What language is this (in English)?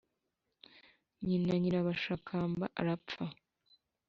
Kinyarwanda